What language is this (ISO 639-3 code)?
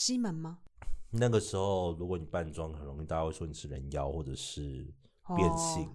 zho